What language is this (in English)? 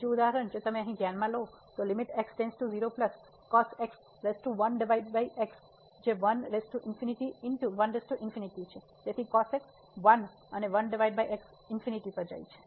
Gujarati